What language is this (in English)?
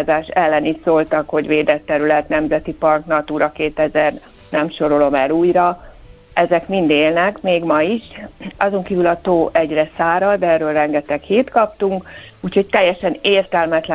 Hungarian